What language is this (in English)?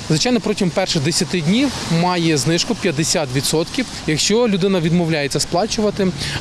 Ukrainian